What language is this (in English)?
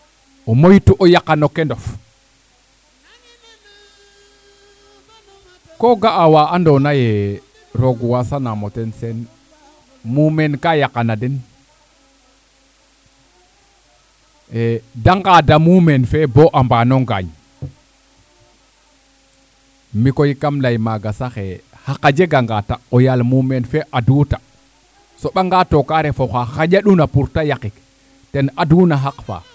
Serer